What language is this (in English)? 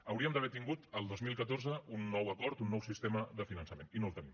Catalan